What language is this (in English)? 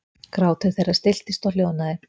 Icelandic